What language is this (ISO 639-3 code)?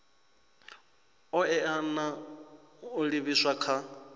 ven